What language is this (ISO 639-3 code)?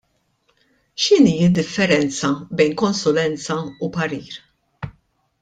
mlt